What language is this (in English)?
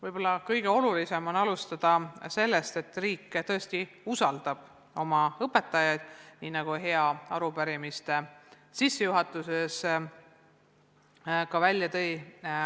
Estonian